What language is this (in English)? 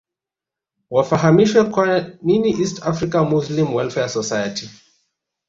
Swahili